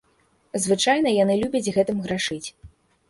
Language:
Belarusian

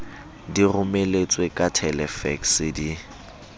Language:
Southern Sotho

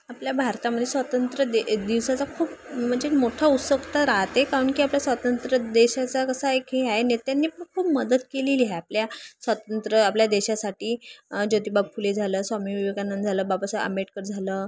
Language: Marathi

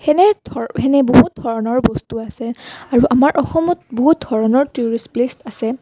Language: Assamese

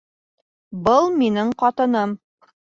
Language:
Bashkir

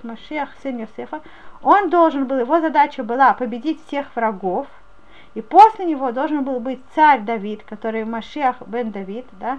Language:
Russian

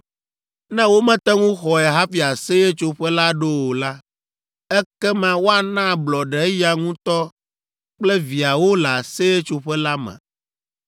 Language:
Ewe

